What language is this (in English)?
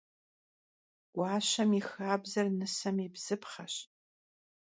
Kabardian